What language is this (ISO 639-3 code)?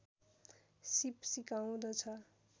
nep